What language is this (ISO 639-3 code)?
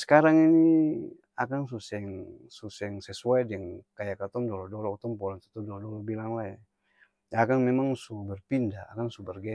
abs